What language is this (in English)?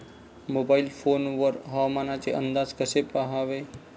Marathi